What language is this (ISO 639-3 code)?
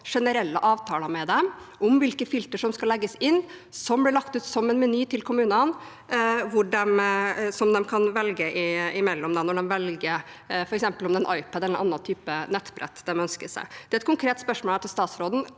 nor